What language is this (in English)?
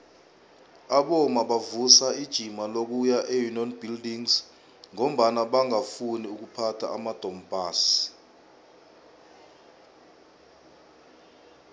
South Ndebele